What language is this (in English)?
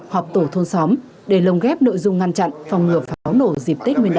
Vietnamese